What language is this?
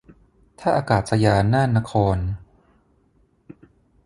Thai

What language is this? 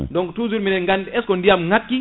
Fula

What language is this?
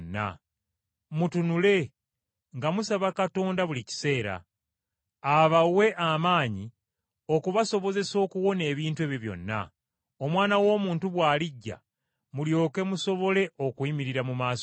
Ganda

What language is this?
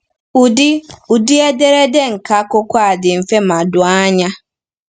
Igbo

